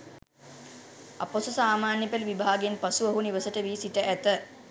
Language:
Sinhala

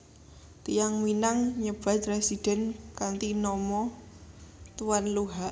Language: Javanese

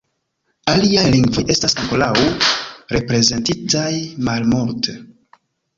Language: Esperanto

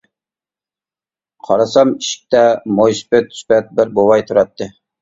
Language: Uyghur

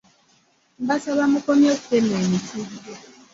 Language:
Ganda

